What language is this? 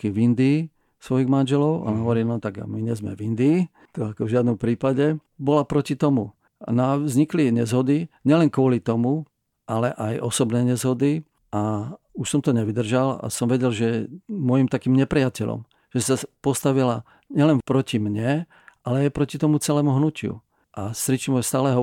Czech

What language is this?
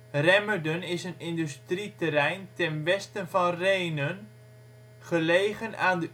Dutch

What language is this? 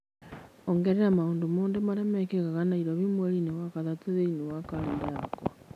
Kikuyu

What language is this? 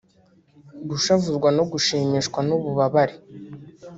Kinyarwanda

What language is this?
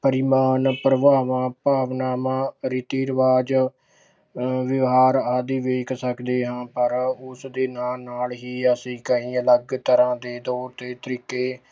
Punjabi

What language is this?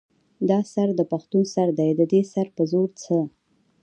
Pashto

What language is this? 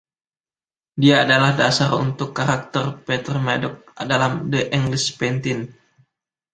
Indonesian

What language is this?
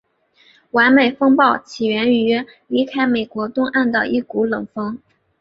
Chinese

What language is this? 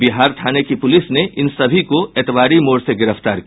Hindi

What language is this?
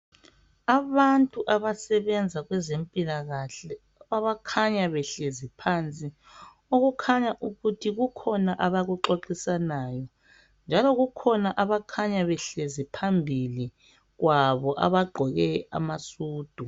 North Ndebele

